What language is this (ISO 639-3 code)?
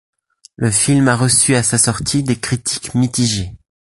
fra